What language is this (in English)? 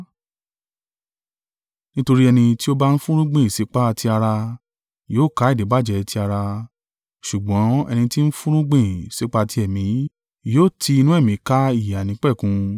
Yoruba